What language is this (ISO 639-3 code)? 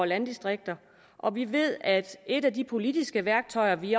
dan